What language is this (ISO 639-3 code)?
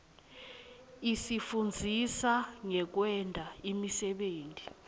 ssw